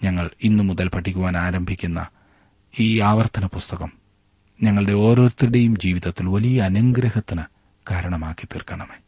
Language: Malayalam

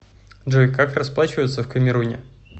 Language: Russian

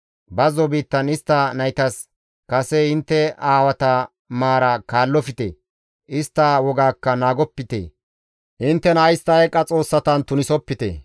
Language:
Gamo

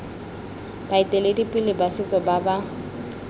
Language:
Tswana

